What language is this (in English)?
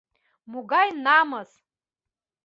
Mari